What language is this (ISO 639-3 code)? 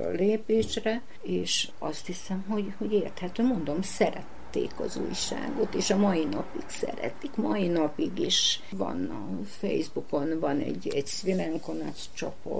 hun